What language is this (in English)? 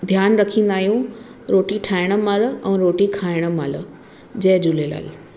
Sindhi